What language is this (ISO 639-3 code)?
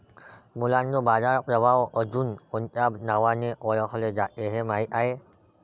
mar